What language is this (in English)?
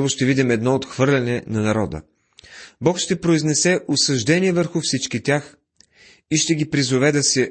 Bulgarian